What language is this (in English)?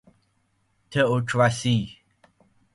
Persian